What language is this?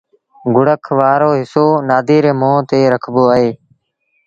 Sindhi Bhil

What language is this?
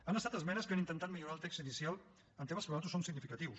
Catalan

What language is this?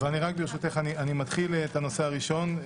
Hebrew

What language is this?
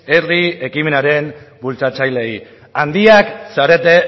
Basque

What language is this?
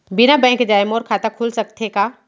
Chhattisgarhi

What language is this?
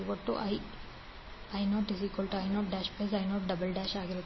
Kannada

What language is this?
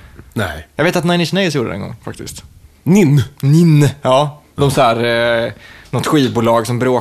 Swedish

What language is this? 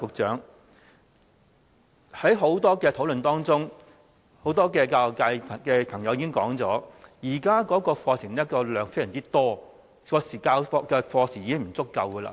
Cantonese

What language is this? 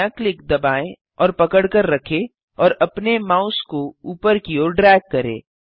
Hindi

